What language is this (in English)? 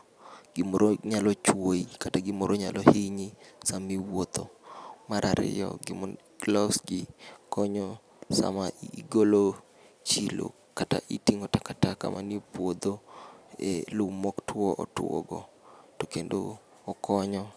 Luo (Kenya and Tanzania)